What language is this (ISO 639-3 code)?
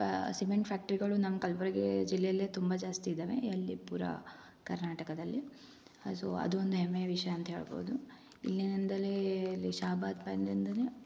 kan